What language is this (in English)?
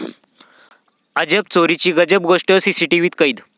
Marathi